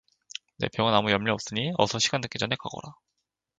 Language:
Korean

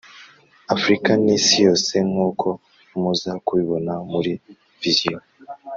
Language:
Kinyarwanda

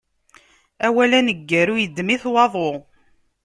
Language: Kabyle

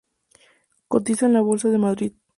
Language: Spanish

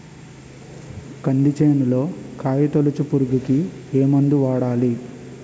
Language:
Telugu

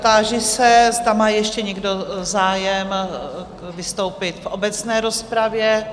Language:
Czech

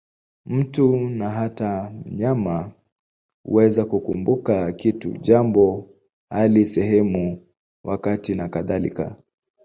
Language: Swahili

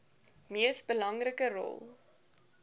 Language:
Afrikaans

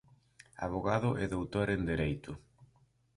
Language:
Galician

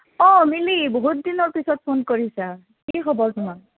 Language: Assamese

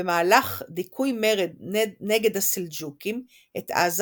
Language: Hebrew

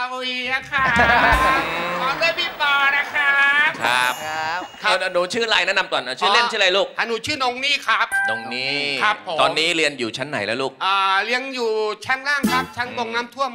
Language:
Thai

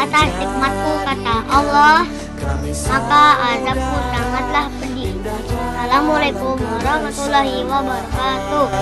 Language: Indonesian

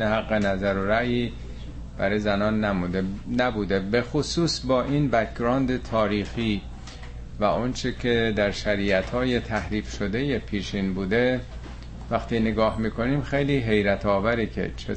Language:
Persian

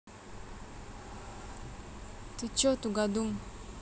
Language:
Russian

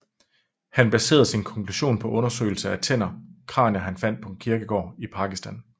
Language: Danish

